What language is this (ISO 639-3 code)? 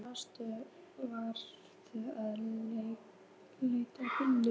isl